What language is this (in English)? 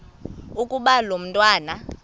Xhosa